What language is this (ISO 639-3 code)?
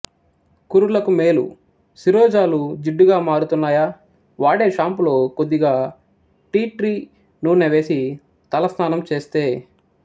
tel